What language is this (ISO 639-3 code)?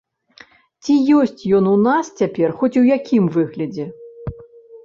bel